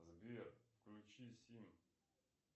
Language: Russian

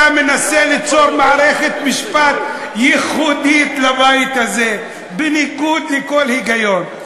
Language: Hebrew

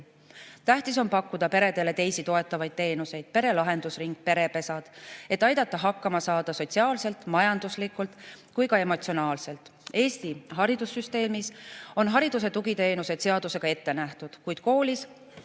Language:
Estonian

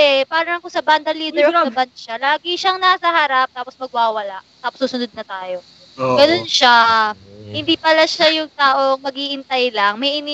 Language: Filipino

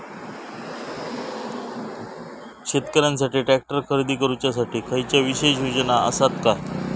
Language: Marathi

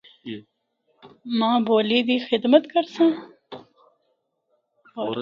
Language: Northern Hindko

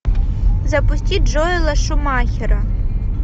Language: Russian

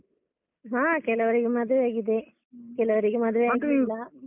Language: Kannada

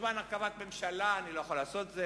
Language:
Hebrew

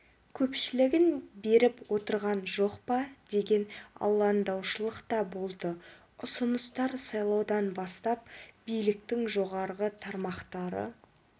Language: Kazakh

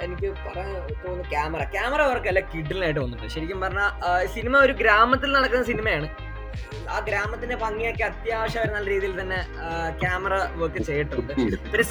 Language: Malayalam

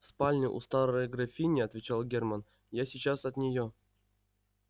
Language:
Russian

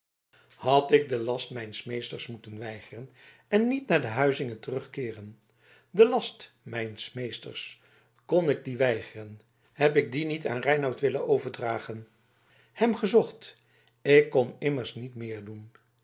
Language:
Dutch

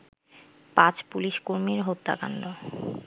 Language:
Bangla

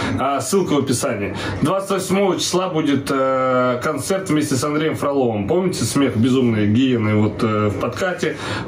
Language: Russian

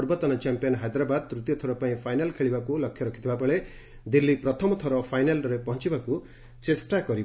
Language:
Odia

